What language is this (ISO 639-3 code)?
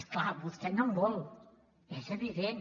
cat